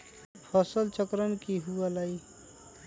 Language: Magahi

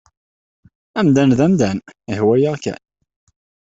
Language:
Kabyle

